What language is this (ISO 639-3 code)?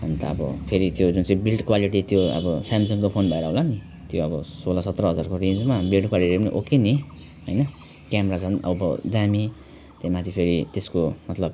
nep